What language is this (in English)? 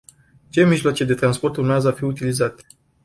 Romanian